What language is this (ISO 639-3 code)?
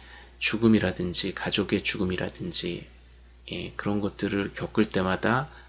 kor